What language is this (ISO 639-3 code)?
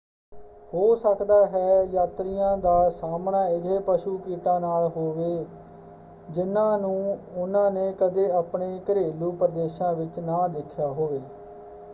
pan